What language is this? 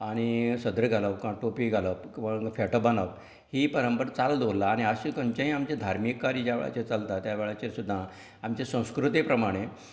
Konkani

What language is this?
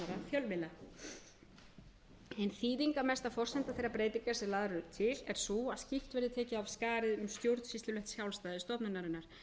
Icelandic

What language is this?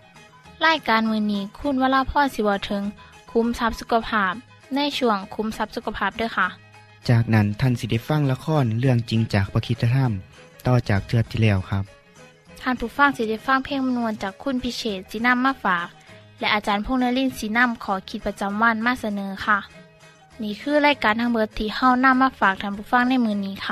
Thai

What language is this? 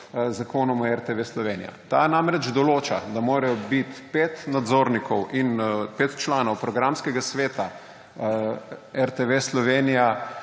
Slovenian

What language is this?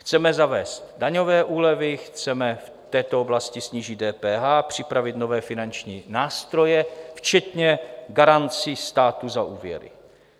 Czech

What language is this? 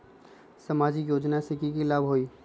Magahi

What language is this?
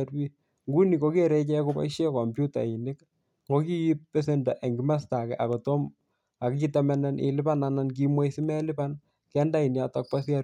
Kalenjin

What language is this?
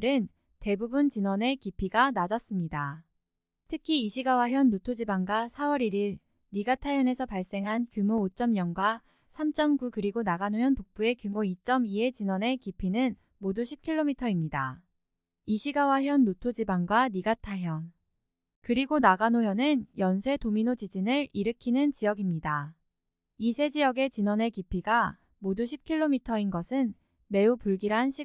Korean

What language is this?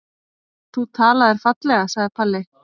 Icelandic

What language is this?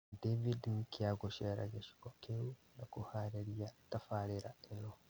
Kikuyu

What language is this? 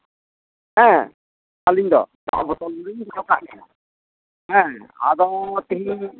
Santali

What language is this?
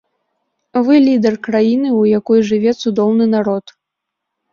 Belarusian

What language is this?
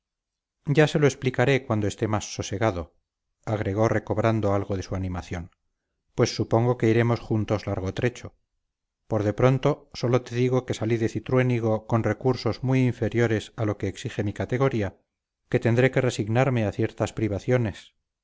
Spanish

